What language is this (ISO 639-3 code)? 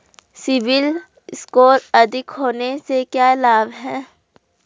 hin